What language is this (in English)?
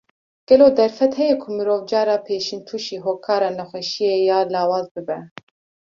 Kurdish